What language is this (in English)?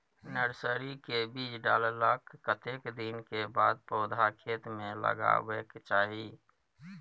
Maithili